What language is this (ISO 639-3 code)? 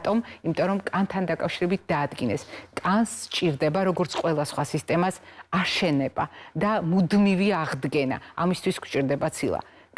eng